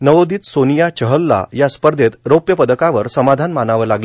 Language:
Marathi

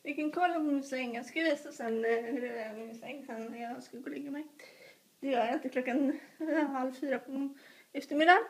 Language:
Swedish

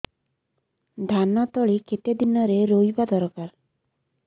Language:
Odia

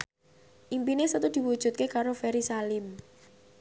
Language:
Javanese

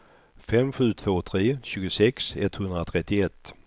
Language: Swedish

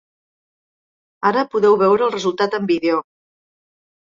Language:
Catalan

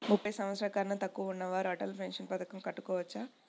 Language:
Telugu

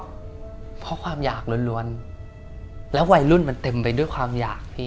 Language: Thai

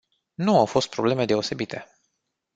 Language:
Romanian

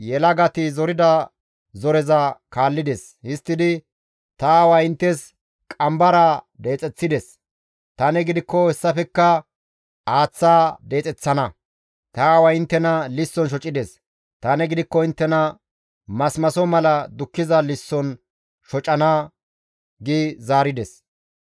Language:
Gamo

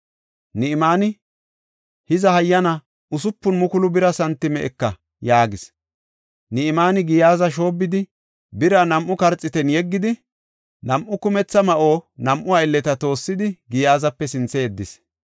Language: Gofa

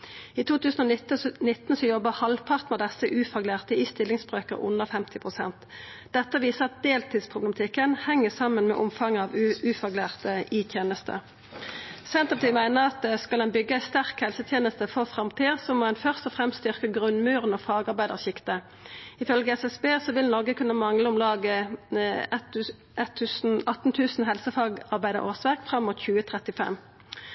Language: Norwegian Nynorsk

